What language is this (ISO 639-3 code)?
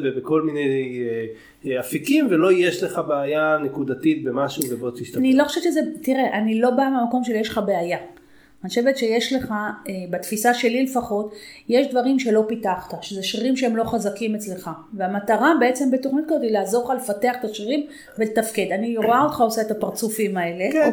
heb